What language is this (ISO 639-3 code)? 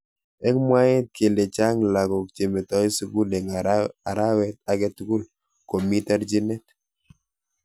kln